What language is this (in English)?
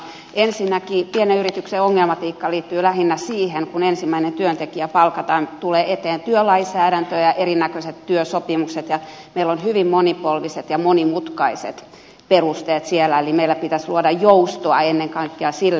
Finnish